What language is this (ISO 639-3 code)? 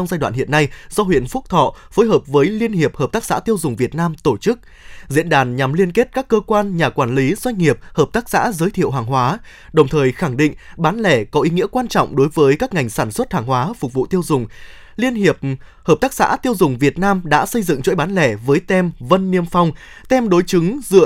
vie